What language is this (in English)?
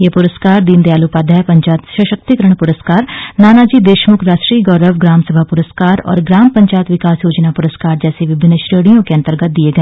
Hindi